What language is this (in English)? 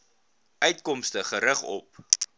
Afrikaans